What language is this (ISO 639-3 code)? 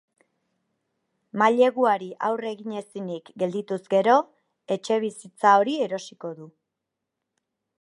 eus